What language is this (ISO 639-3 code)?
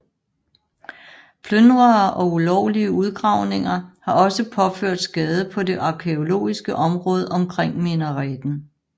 dan